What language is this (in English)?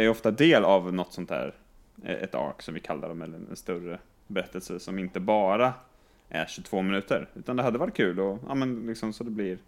Swedish